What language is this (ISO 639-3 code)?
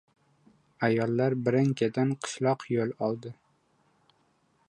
uzb